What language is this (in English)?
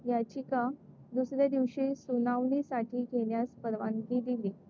Marathi